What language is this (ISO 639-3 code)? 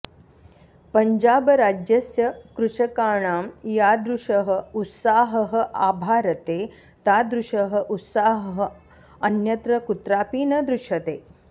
san